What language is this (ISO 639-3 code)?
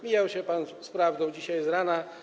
pol